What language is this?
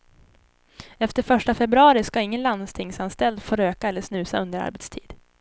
Swedish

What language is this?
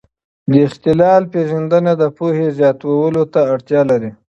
Pashto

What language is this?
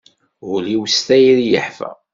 Kabyle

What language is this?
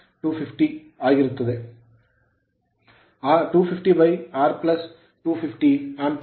Kannada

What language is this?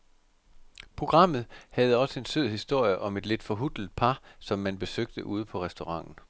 Danish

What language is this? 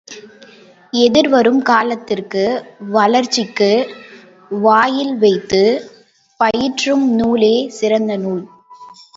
Tamil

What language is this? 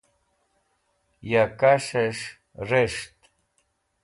Wakhi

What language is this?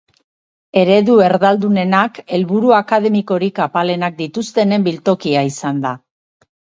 Basque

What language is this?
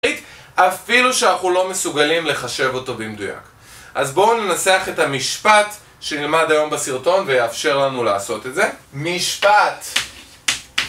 Hebrew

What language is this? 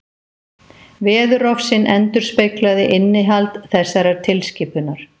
Icelandic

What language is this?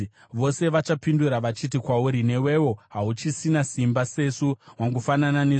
Shona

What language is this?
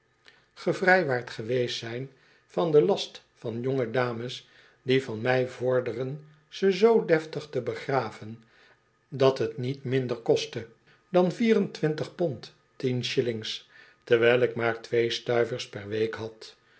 Dutch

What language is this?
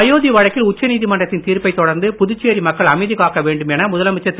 Tamil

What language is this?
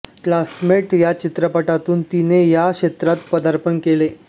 Marathi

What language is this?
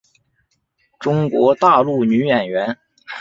Chinese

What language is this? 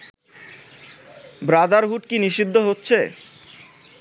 Bangla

